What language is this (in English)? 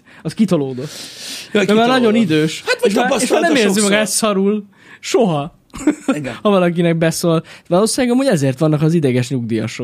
Hungarian